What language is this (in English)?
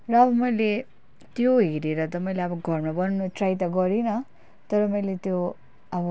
Nepali